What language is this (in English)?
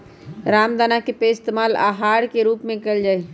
Magahi